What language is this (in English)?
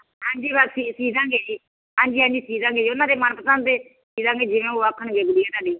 Punjabi